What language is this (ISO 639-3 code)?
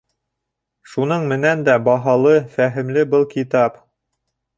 bak